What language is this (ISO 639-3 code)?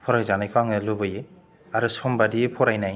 brx